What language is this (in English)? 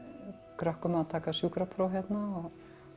Icelandic